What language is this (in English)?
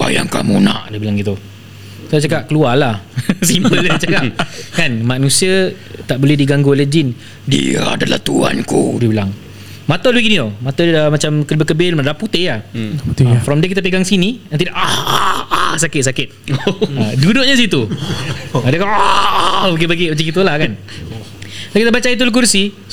Malay